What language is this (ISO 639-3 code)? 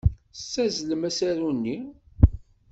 kab